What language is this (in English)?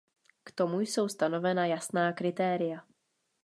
Czech